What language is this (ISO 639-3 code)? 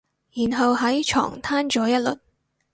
yue